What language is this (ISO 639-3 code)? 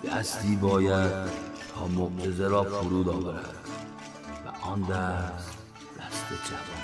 fas